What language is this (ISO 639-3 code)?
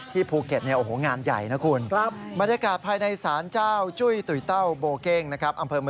tha